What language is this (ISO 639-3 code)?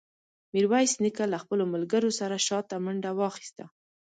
pus